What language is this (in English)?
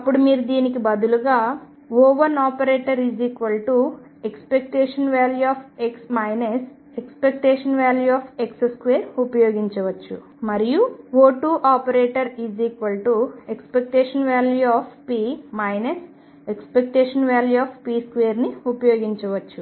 Telugu